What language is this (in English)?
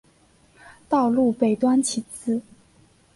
Chinese